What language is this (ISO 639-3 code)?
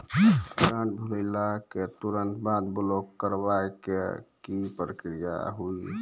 mai